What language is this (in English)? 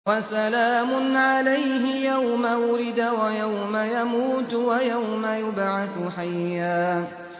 Arabic